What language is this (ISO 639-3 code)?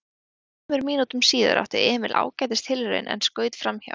isl